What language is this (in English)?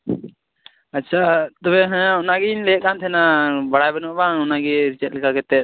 Santali